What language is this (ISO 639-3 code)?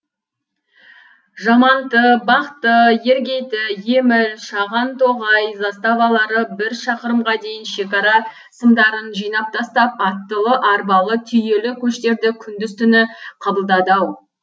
kaz